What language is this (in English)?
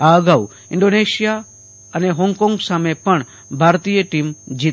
Gujarati